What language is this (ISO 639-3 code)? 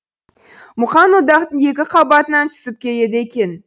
kaz